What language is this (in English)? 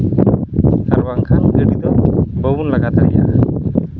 Santali